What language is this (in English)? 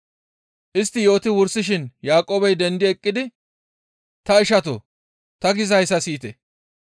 Gamo